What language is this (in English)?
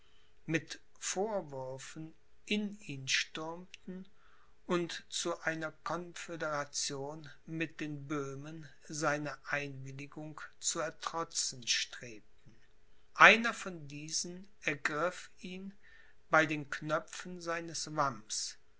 German